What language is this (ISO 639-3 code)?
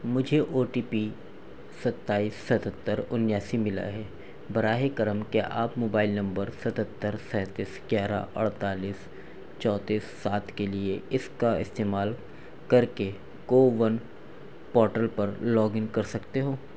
urd